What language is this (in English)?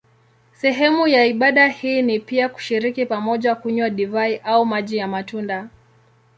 Swahili